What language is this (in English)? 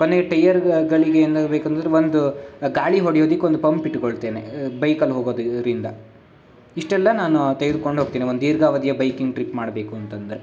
Kannada